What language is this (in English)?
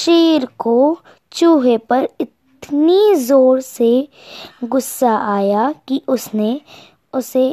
Hindi